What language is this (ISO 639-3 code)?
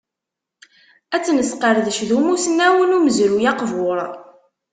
kab